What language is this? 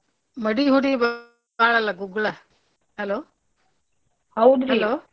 Kannada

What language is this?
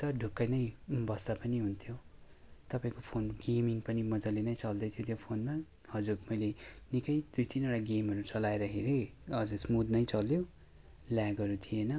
Nepali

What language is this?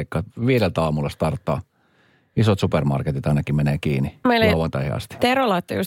Finnish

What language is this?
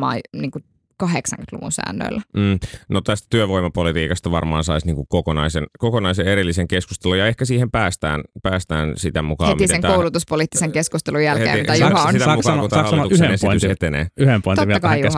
Finnish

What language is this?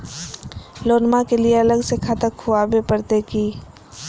Magahi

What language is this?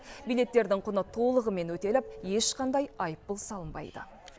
Kazakh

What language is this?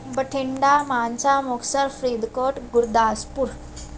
Punjabi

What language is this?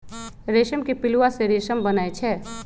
Magahi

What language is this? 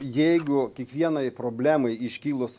Lithuanian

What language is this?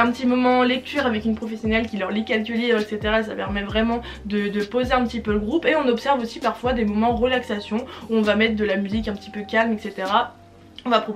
French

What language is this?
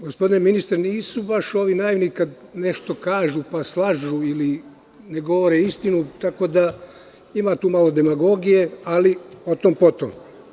Serbian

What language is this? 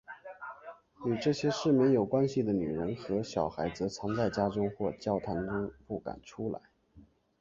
Chinese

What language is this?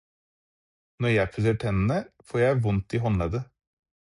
Norwegian Bokmål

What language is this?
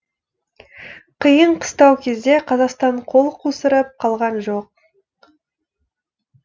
Kazakh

